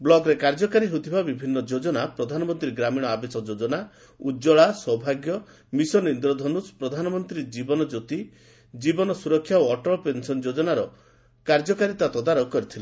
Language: Odia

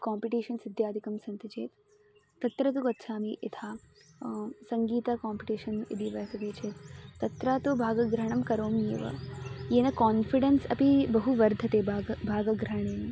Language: Sanskrit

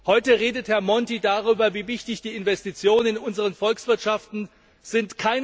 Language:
German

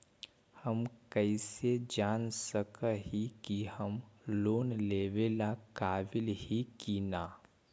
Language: Magahi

